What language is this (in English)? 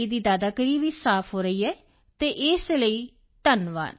Punjabi